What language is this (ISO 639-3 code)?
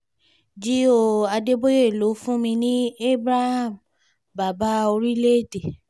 yor